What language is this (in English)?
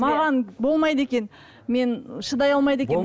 Kazakh